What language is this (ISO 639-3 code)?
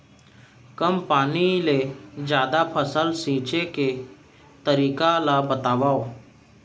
hne